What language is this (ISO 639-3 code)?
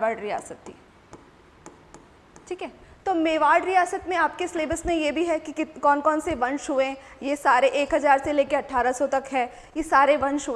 hin